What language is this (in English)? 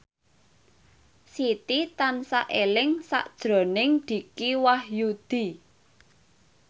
Javanese